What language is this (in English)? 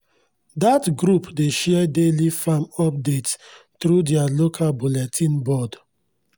Nigerian Pidgin